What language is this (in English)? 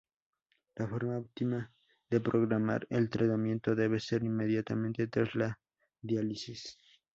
Spanish